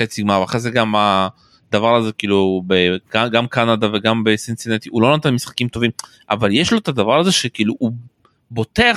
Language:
Hebrew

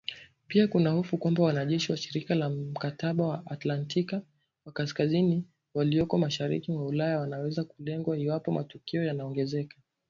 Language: Swahili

